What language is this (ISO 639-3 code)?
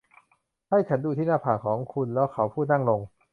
tha